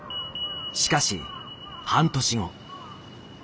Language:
Japanese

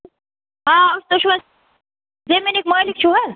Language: Kashmiri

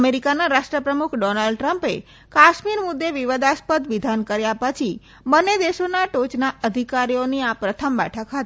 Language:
Gujarati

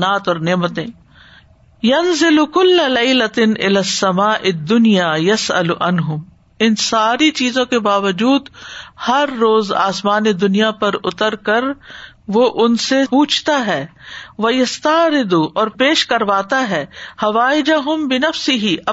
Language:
Urdu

